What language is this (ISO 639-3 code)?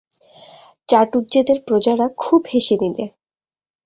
ben